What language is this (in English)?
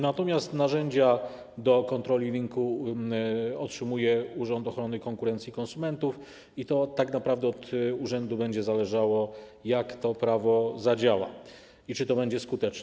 Polish